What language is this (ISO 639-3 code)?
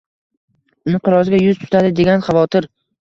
uzb